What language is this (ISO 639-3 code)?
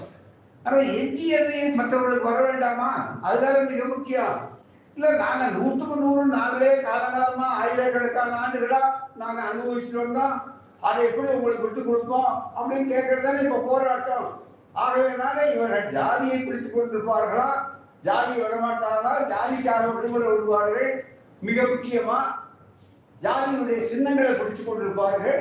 tam